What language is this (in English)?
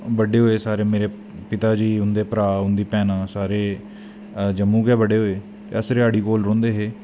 Dogri